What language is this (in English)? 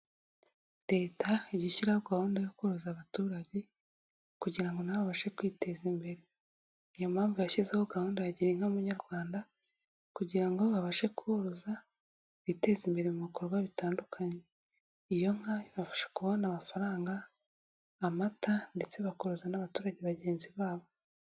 Kinyarwanda